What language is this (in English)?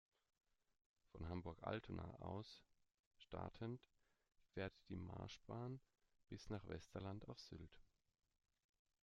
German